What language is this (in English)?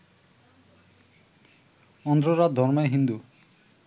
Bangla